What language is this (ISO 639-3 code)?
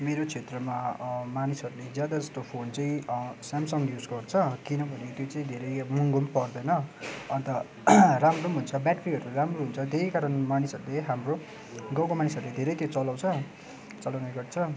nep